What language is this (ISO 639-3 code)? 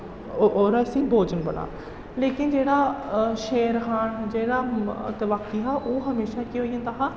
doi